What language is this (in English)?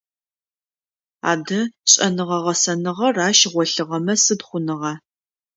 Adyghe